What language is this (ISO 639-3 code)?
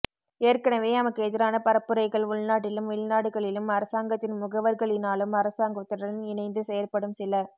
tam